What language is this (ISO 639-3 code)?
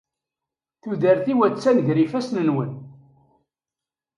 kab